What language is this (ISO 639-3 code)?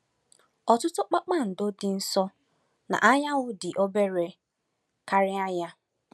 ibo